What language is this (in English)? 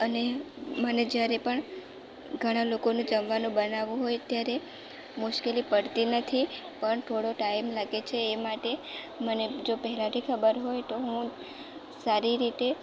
Gujarati